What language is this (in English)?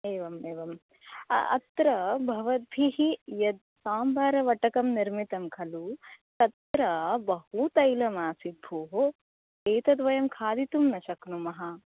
Sanskrit